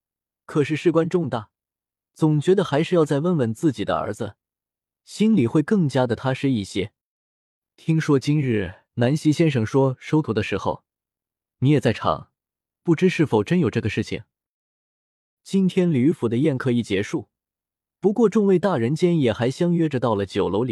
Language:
Chinese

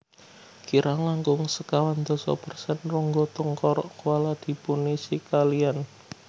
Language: Javanese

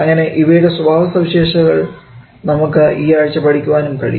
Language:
Malayalam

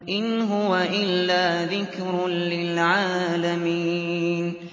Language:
Arabic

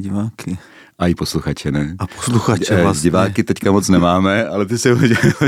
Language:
Czech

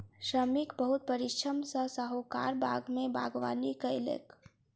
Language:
Maithili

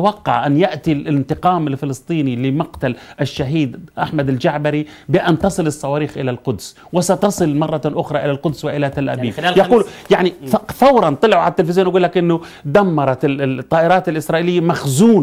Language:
Arabic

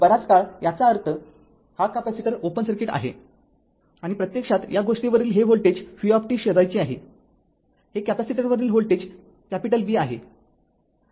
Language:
Marathi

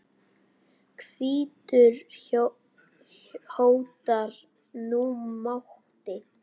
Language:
Icelandic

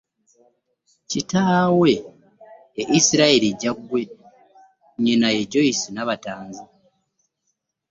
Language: Ganda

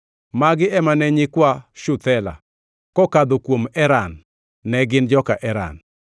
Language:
Luo (Kenya and Tanzania)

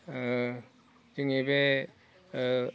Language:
Bodo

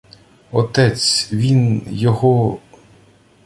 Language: Ukrainian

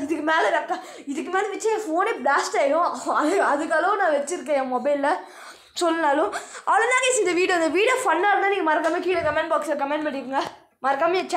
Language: Turkish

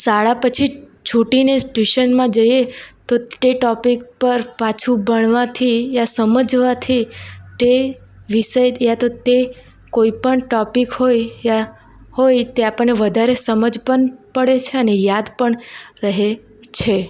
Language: Gujarati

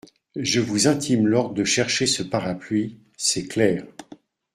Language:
French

